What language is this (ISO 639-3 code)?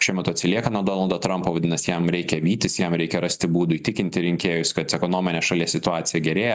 lit